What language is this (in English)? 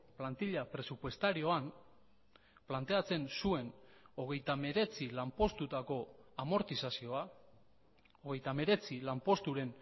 Basque